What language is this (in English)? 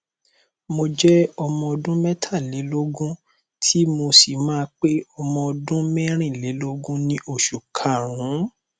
Yoruba